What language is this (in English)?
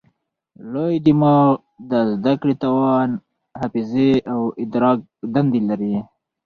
Pashto